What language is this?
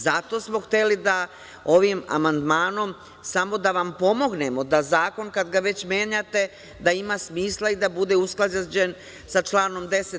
Serbian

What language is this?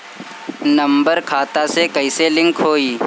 Bhojpuri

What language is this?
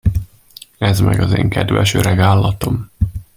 Hungarian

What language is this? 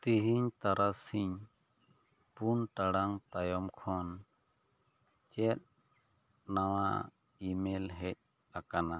Santali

